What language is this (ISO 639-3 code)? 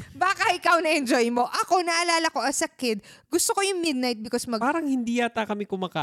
fil